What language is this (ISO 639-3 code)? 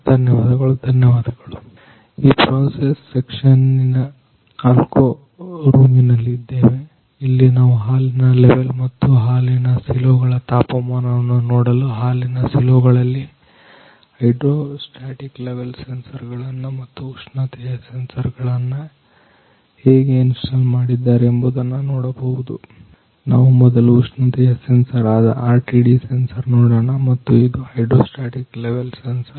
kan